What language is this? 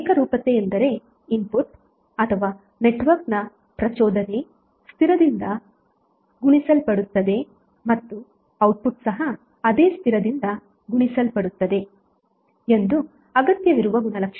Kannada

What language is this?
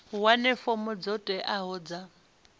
Venda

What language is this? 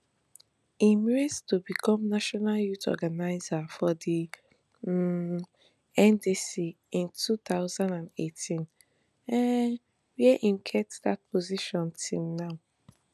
Nigerian Pidgin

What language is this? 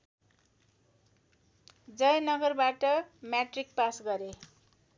Nepali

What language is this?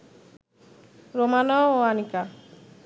Bangla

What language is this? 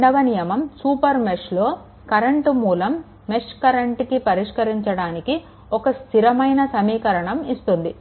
Telugu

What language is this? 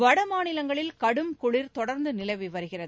Tamil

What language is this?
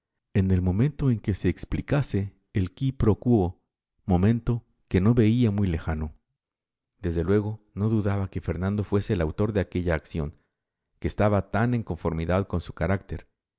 Spanish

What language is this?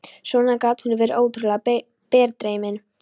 Icelandic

